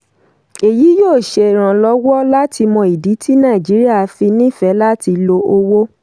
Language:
Yoruba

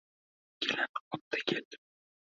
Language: Uzbek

